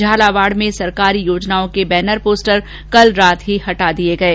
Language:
Hindi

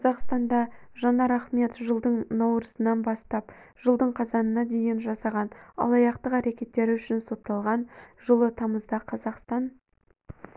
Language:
Kazakh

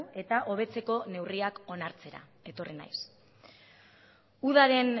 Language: Basque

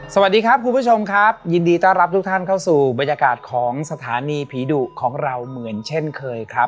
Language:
Thai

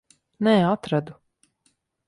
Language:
Latvian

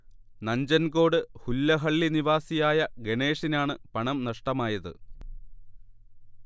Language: Malayalam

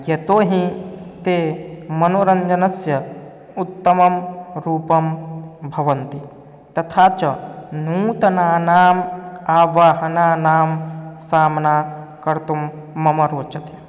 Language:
Sanskrit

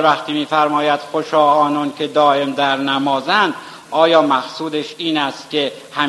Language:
Persian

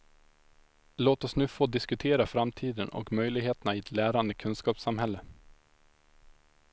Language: Swedish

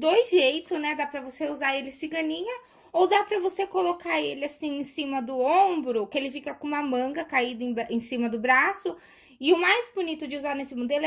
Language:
Portuguese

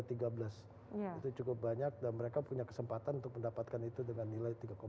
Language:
Indonesian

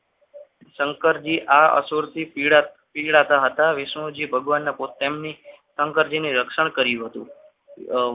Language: Gujarati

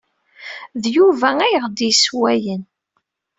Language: Kabyle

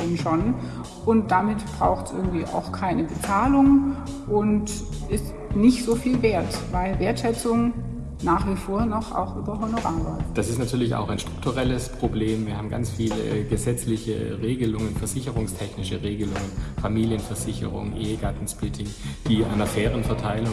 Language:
German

